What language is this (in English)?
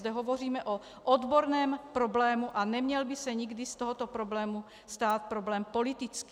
Czech